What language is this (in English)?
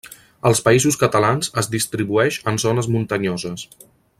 Catalan